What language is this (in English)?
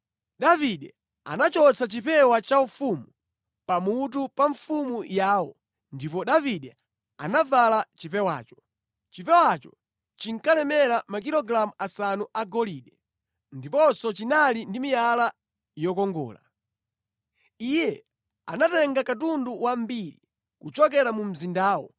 Nyanja